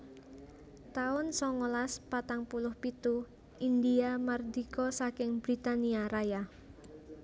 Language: Javanese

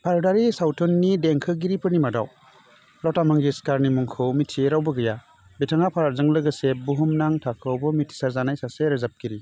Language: Bodo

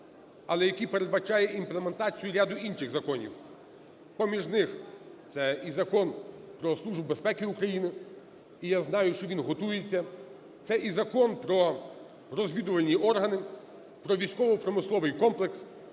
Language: Ukrainian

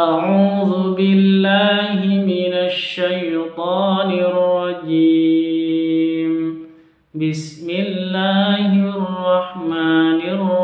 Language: Indonesian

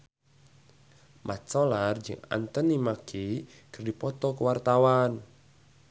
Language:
Sundanese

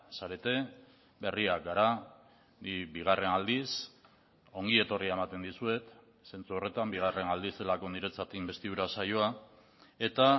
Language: Basque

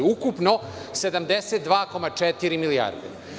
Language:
Serbian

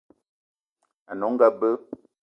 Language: Eton (Cameroon)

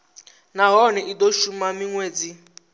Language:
Venda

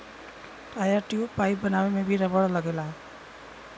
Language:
Bhojpuri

